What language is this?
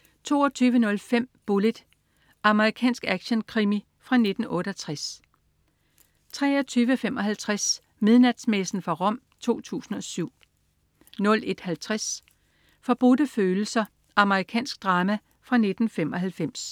Danish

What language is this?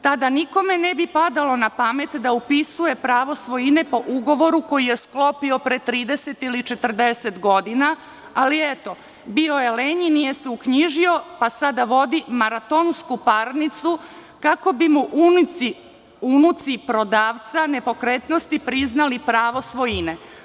Serbian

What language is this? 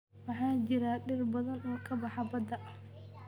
Somali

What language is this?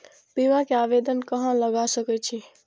Maithili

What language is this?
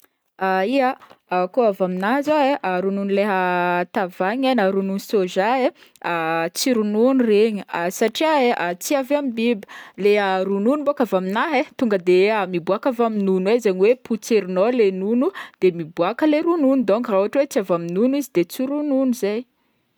Northern Betsimisaraka Malagasy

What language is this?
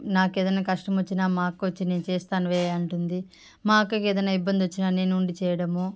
Telugu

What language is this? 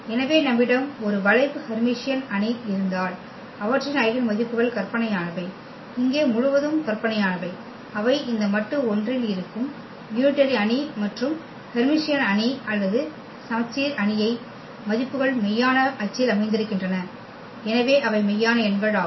Tamil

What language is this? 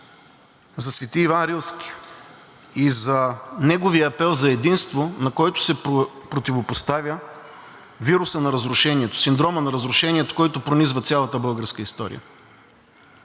Bulgarian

